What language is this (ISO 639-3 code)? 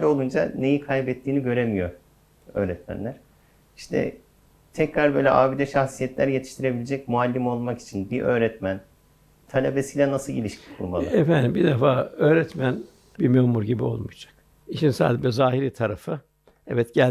tur